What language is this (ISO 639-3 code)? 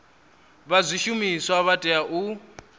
ven